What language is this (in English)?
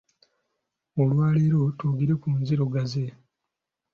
Ganda